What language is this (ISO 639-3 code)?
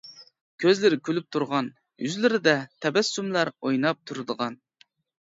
uig